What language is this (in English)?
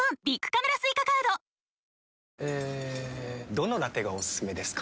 Japanese